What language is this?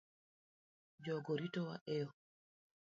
Luo (Kenya and Tanzania)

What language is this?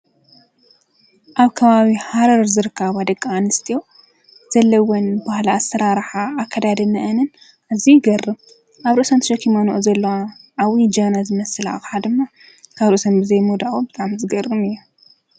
Tigrinya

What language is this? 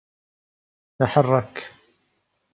Arabic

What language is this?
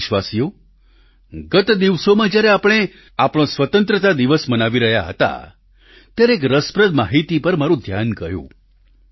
Gujarati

